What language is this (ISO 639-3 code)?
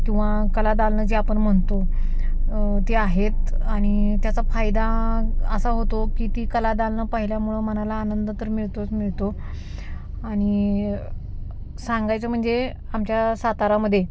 mar